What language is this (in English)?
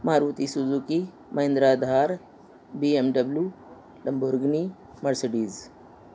Urdu